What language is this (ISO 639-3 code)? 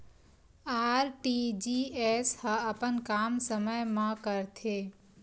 hne